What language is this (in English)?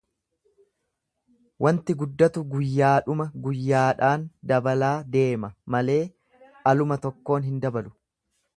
Oromo